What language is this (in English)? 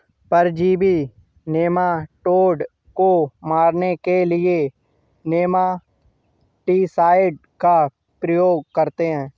Hindi